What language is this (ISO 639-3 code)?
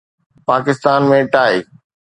snd